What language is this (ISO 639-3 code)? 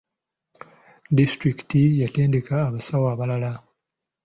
lug